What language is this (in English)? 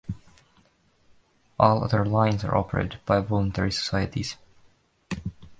English